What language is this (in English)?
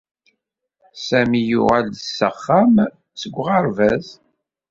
Kabyle